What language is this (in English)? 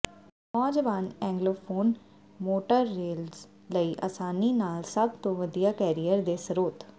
Punjabi